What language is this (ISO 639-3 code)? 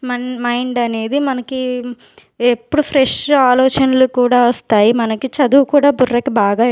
tel